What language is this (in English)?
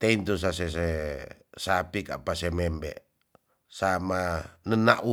Tonsea